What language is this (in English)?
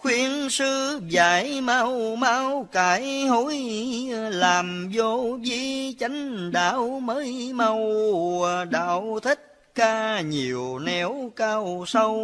Vietnamese